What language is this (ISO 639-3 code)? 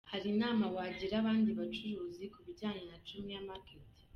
kin